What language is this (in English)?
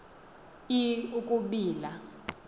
Xhosa